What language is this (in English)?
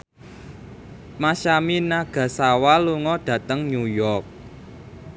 Javanese